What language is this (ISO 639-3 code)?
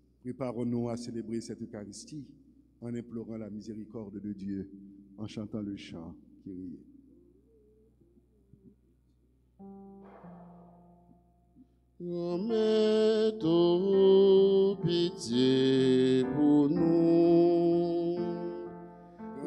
fra